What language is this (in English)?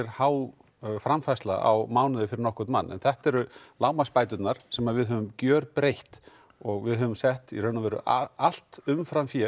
Icelandic